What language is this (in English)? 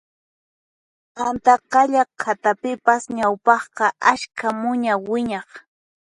Puno Quechua